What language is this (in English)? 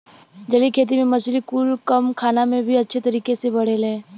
Bhojpuri